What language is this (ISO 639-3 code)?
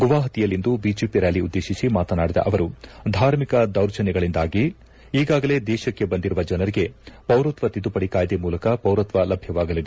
kan